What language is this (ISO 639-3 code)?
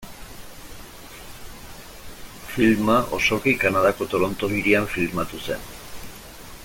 eus